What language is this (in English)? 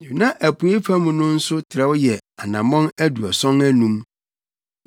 Akan